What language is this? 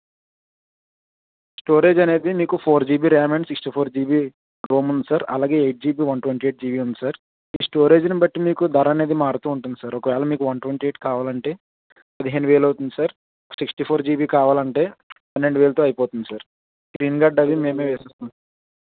Telugu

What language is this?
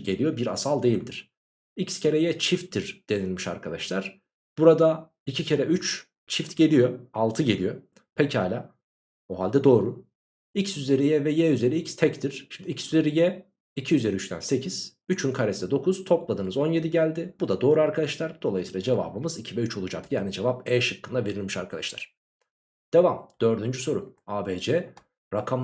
Turkish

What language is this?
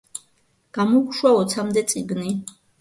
Georgian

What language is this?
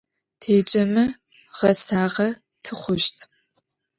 Adyghe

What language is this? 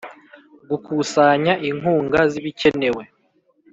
Kinyarwanda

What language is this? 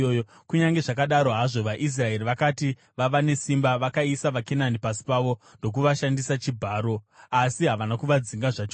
Shona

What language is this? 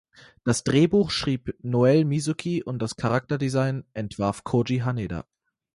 German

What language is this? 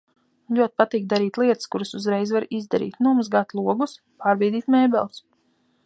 Latvian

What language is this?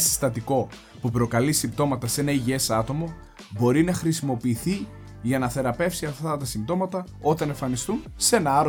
Greek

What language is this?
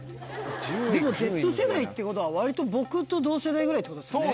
Japanese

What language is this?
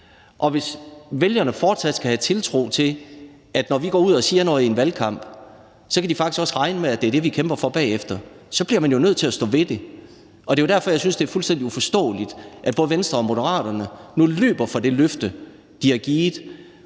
Danish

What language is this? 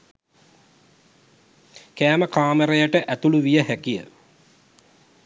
Sinhala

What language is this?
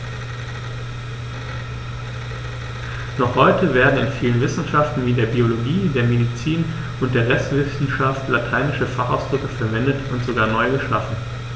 German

